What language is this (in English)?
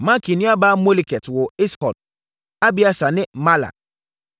Akan